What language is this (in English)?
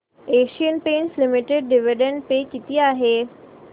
Marathi